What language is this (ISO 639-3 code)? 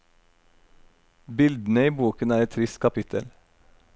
nor